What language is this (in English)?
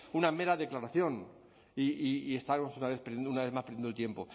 Spanish